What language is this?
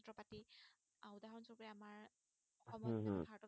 Assamese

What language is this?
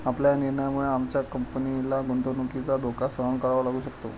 Marathi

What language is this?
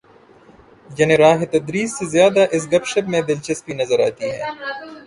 Urdu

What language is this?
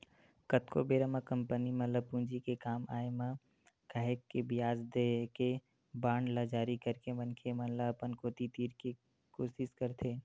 Chhattisgarhi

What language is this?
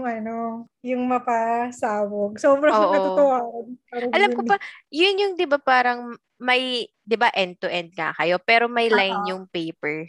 Filipino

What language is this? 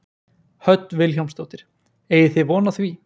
Icelandic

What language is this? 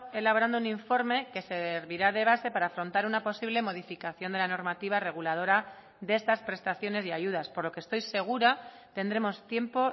Spanish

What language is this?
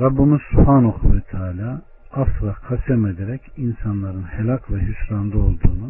Turkish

